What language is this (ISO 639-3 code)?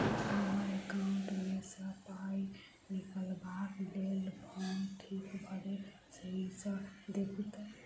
mai